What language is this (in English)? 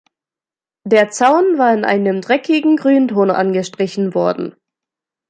German